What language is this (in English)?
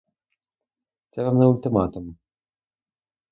Ukrainian